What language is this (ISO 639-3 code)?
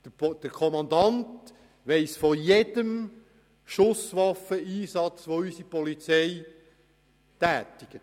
gsw